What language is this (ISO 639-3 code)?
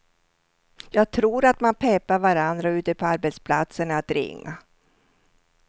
swe